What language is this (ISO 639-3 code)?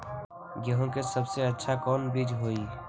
mag